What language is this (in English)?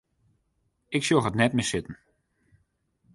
Western Frisian